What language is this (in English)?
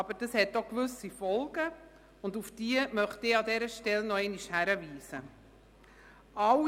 Swiss German